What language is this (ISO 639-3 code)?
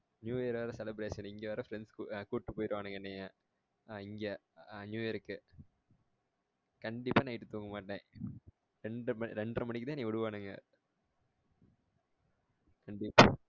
tam